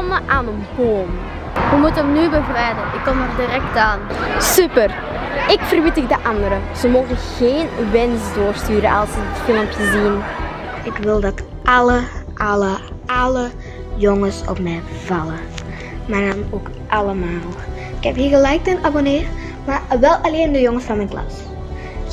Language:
Dutch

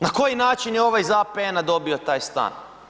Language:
Croatian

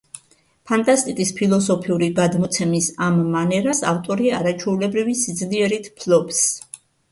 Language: Georgian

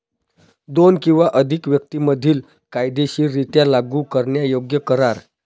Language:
Marathi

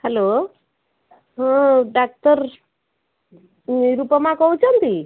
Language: Odia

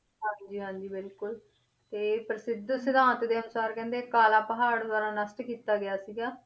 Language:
Punjabi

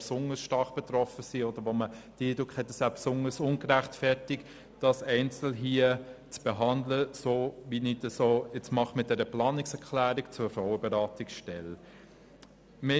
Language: Swiss German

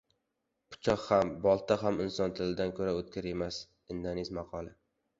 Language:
Uzbek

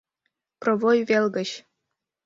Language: Mari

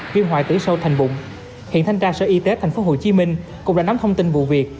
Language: Vietnamese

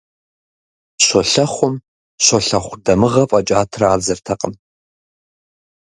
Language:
Kabardian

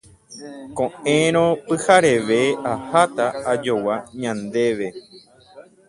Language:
Guarani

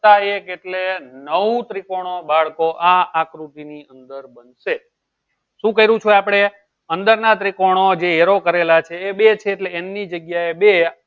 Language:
Gujarati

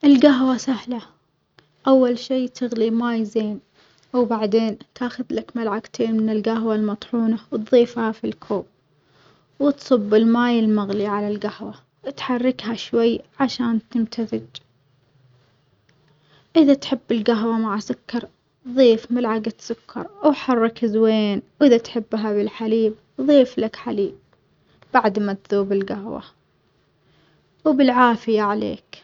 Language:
Omani Arabic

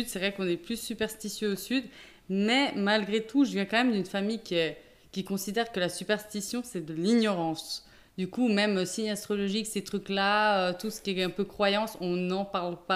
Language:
French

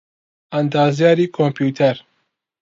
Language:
Central Kurdish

